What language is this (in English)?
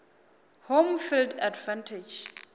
Venda